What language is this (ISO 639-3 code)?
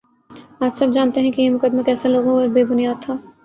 urd